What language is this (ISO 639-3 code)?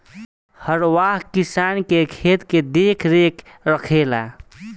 bho